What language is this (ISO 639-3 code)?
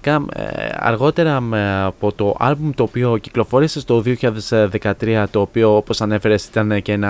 ell